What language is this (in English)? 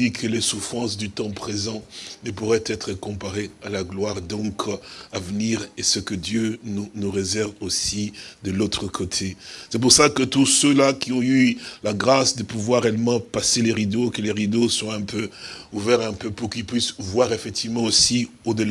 French